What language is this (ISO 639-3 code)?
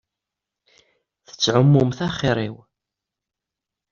kab